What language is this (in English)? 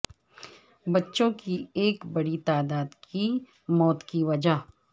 Urdu